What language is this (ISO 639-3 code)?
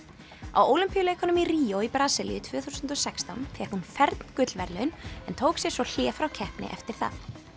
isl